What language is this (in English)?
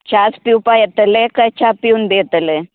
Konkani